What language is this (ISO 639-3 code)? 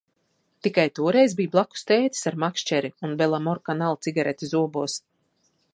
lav